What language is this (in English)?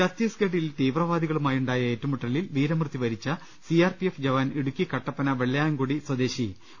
Malayalam